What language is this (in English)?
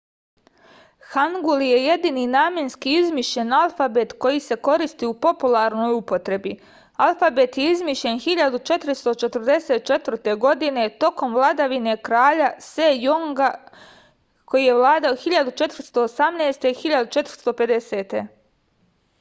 Serbian